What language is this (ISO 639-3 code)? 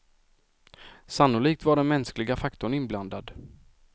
swe